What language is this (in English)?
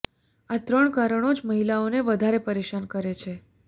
Gujarati